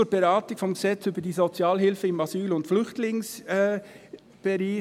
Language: Swiss German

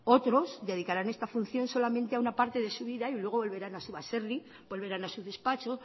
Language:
Spanish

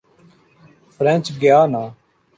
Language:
Urdu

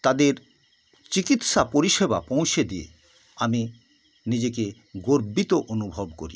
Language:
Bangla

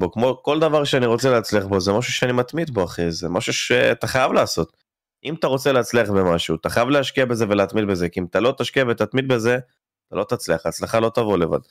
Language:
Hebrew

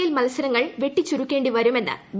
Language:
Malayalam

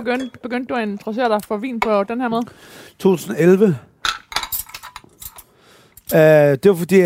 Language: Danish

